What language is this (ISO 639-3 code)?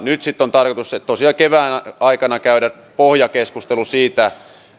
fin